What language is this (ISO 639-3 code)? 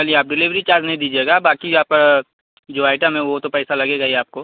urd